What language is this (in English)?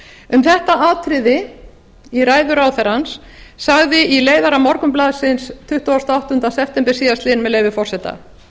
Icelandic